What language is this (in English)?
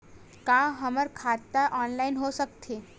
Chhattisgarhi